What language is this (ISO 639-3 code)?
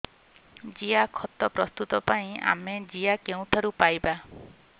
ori